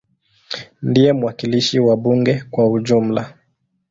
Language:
Swahili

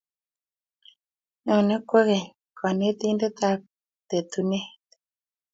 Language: Kalenjin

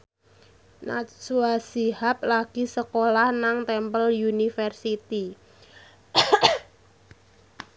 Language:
Javanese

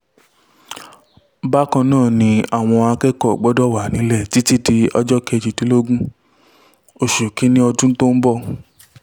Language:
Yoruba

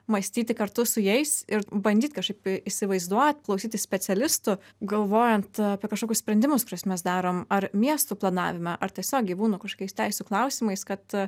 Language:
Lithuanian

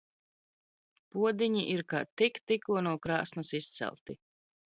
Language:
Latvian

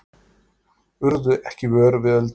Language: Icelandic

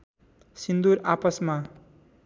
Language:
Nepali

